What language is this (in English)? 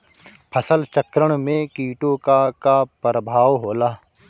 Bhojpuri